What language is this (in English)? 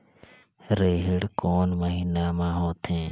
Chhattisgarhi